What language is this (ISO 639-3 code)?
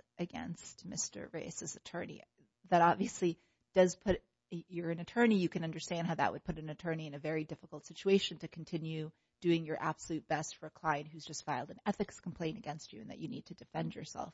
eng